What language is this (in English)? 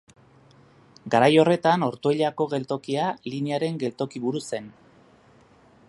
Basque